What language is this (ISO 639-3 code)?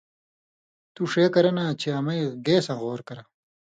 mvy